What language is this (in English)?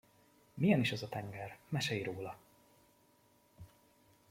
Hungarian